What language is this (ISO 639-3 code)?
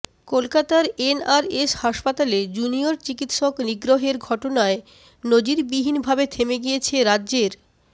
ben